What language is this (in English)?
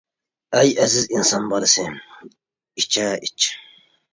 Uyghur